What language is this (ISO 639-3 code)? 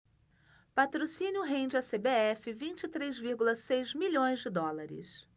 por